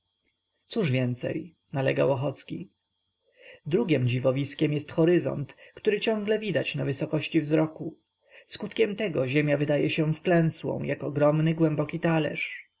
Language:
Polish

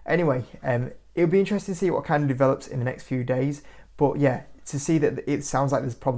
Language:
English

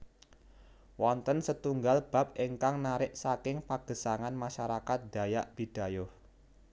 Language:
Javanese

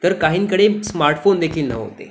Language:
Marathi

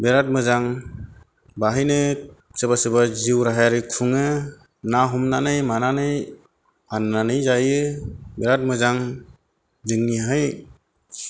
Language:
Bodo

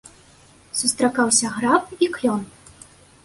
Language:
Belarusian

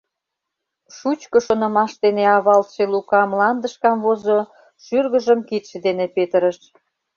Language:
Mari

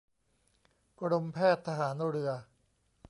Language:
Thai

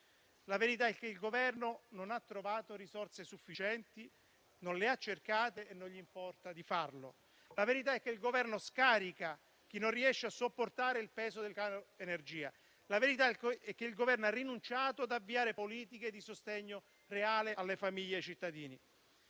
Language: Italian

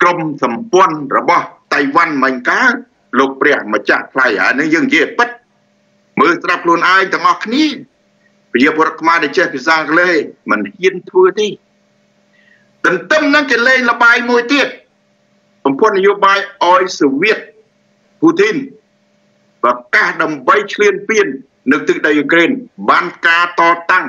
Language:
Thai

